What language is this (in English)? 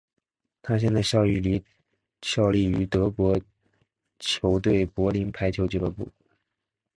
Chinese